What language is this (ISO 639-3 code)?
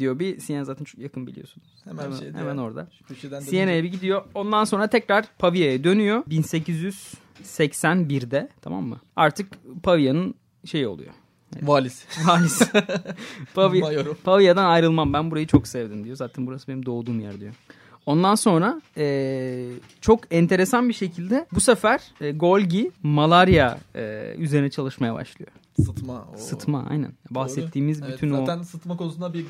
tur